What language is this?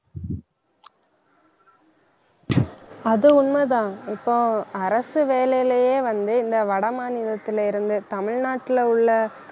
Tamil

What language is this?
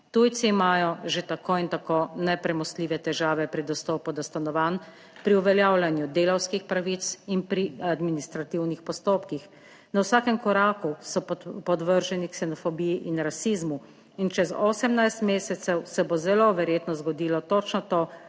Slovenian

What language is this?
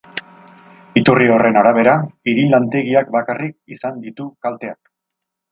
Basque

